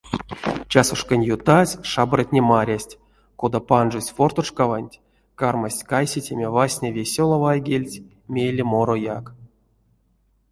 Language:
Erzya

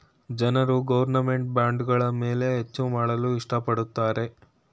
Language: Kannada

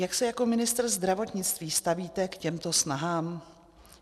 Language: Czech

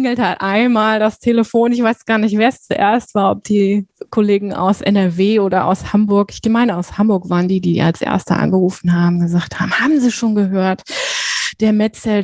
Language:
German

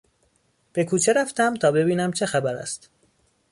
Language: Persian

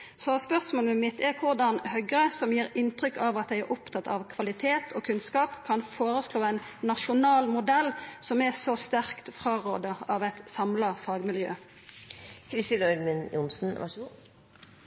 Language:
Norwegian Nynorsk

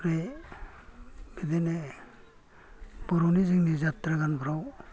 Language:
Bodo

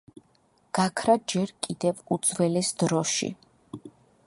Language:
Georgian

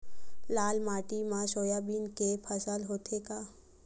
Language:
Chhattisgarhi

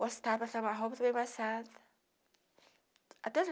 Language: Portuguese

